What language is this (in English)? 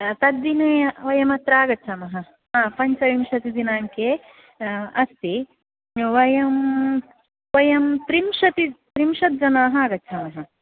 Sanskrit